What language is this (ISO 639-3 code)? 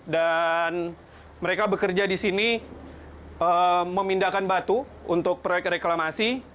ind